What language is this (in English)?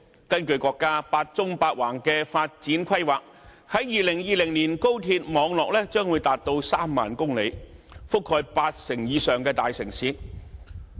Cantonese